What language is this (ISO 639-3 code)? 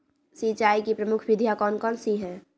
mag